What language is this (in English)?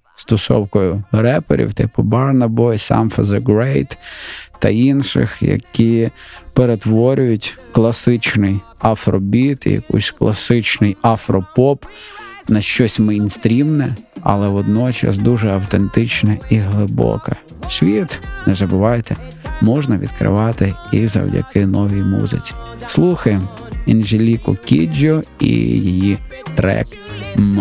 Ukrainian